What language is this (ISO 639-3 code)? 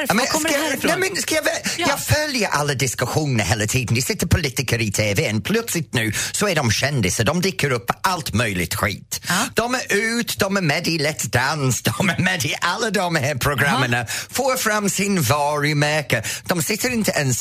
swe